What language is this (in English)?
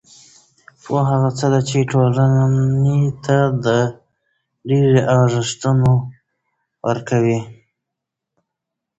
Pashto